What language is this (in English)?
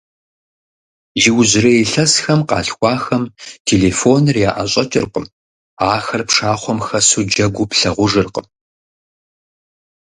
Kabardian